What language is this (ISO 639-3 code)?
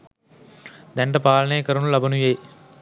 sin